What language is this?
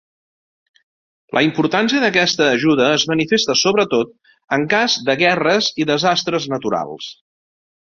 Catalan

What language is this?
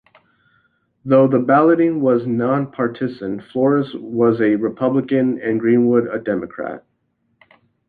English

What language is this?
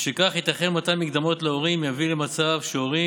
Hebrew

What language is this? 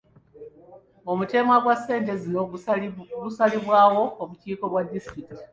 Ganda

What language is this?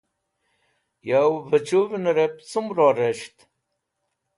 Wakhi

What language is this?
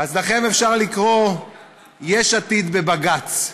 Hebrew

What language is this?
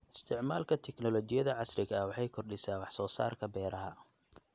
Somali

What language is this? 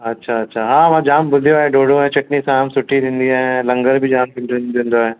Sindhi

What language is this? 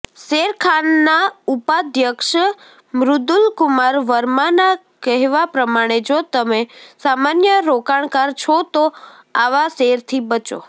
Gujarati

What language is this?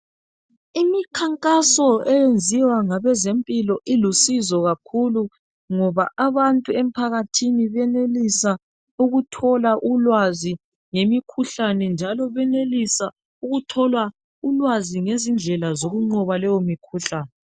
North Ndebele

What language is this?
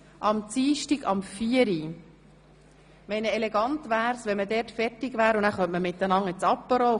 Swiss German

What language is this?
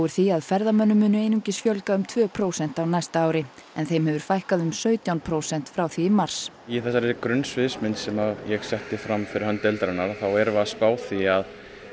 Icelandic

